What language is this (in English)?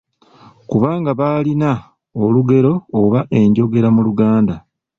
Ganda